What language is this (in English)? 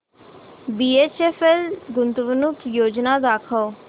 Marathi